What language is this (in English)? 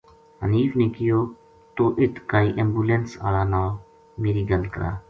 Gujari